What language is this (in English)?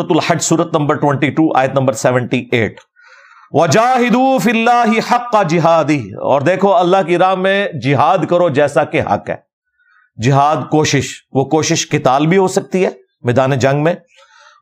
Urdu